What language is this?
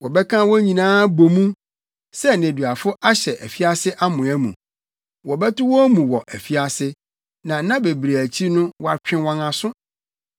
Akan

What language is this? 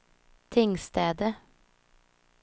Swedish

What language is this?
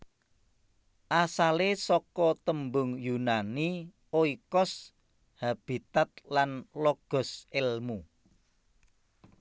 Javanese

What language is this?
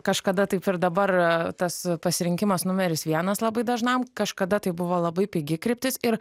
Lithuanian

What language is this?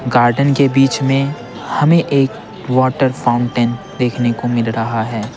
Hindi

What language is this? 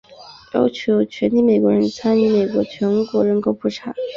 Chinese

